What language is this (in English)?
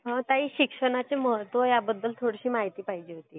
Marathi